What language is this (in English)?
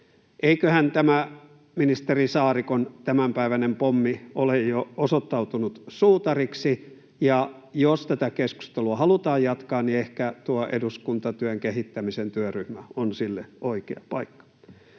Finnish